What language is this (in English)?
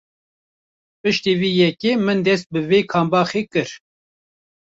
Kurdish